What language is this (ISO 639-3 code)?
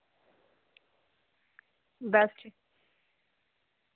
doi